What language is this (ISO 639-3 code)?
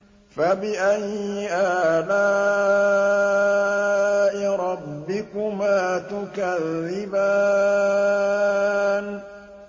ara